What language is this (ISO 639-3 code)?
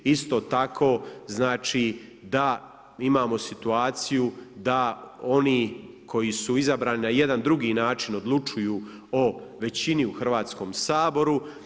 hrv